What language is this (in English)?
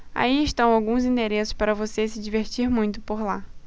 Portuguese